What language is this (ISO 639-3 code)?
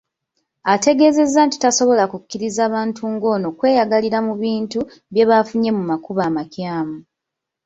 lug